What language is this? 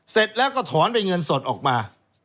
Thai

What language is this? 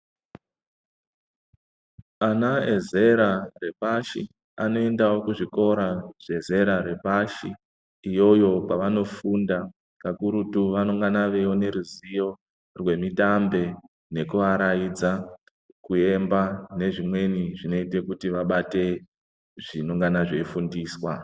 Ndau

